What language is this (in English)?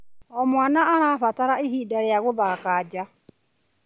Kikuyu